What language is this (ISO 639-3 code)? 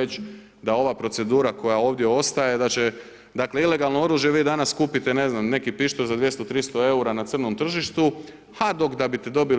hrv